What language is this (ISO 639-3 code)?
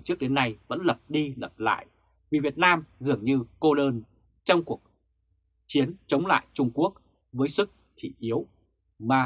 vie